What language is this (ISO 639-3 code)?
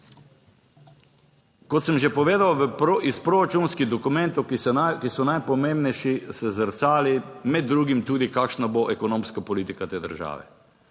slv